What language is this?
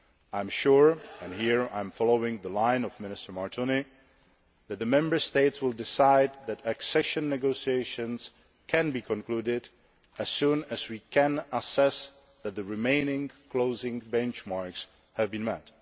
English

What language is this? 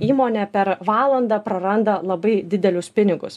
Lithuanian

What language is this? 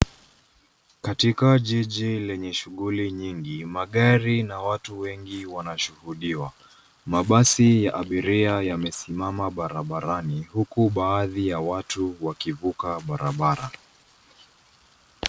Swahili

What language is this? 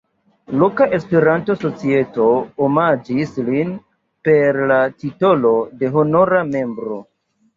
Esperanto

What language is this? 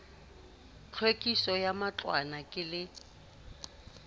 Southern Sotho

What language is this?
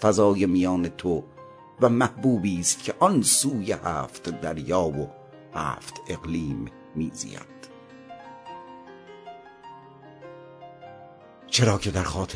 Persian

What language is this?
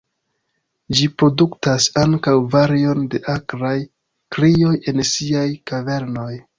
Esperanto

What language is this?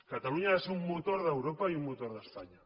Catalan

